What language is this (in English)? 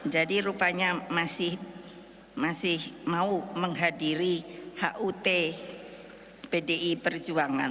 Indonesian